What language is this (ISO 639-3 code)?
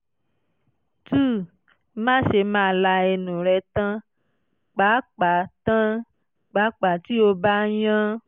yor